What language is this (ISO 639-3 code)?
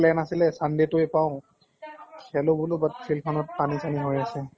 asm